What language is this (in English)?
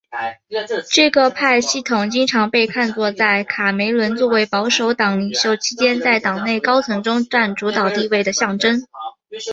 Chinese